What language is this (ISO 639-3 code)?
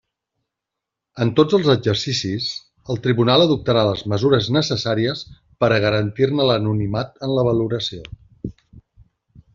cat